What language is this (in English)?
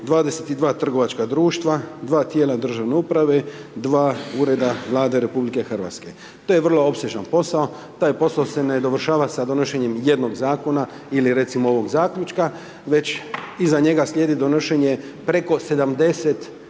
Croatian